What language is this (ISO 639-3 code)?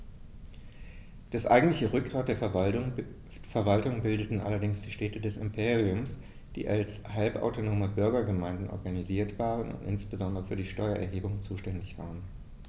deu